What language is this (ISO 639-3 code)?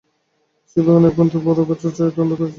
ben